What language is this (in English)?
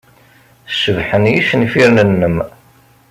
Kabyle